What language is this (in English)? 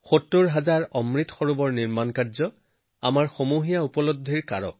Assamese